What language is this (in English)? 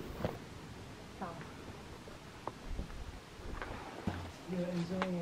Arabic